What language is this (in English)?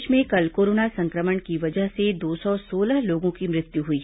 Hindi